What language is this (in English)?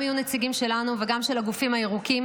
Hebrew